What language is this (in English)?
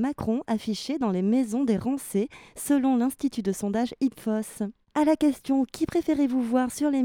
French